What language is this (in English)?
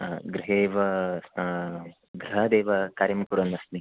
Sanskrit